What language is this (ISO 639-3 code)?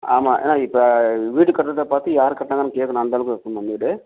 tam